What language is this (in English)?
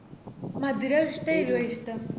Malayalam